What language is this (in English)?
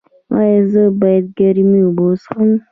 Pashto